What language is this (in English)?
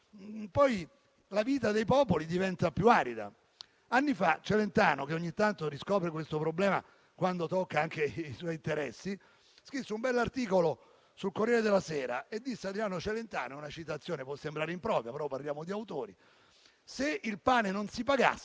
Italian